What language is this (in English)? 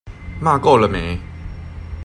Chinese